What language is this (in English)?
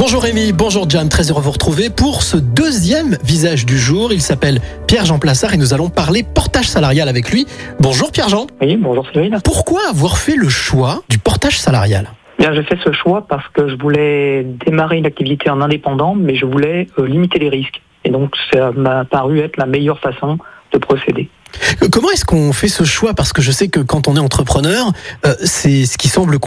French